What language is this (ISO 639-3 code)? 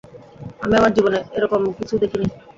ben